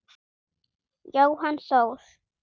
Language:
Icelandic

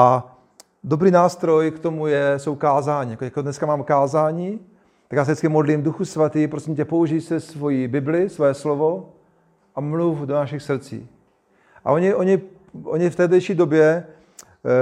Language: Czech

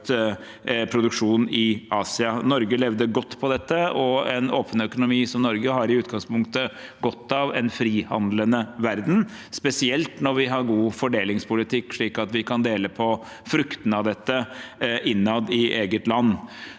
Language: Norwegian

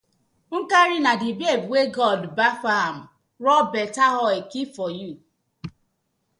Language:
Nigerian Pidgin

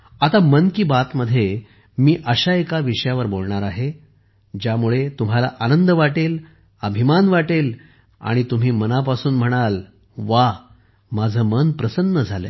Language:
Marathi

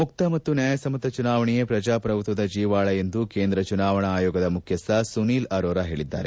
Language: Kannada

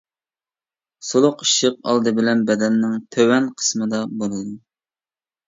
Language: Uyghur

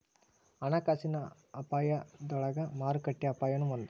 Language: Kannada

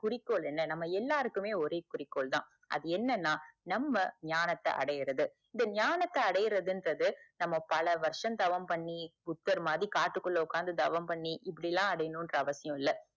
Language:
Tamil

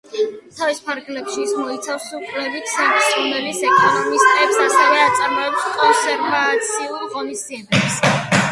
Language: Georgian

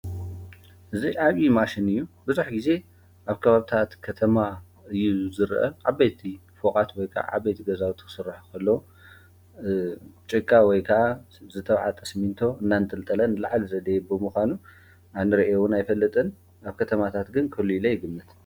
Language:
Tigrinya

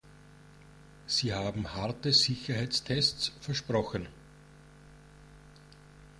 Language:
German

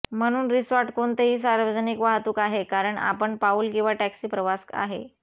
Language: Marathi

